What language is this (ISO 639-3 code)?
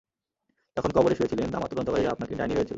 ben